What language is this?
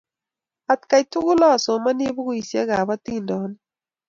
Kalenjin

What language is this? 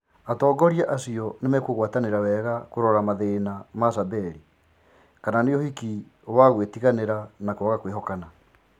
Kikuyu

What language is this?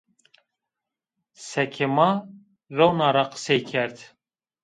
Zaza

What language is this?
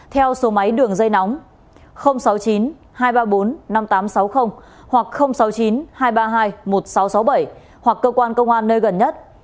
Vietnamese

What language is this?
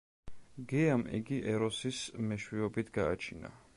Georgian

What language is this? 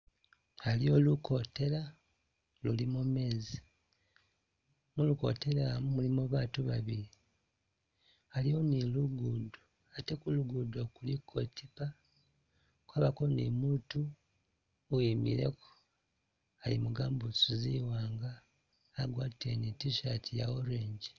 Masaaba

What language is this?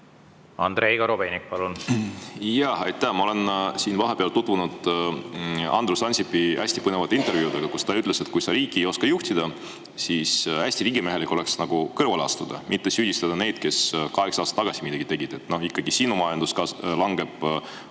Estonian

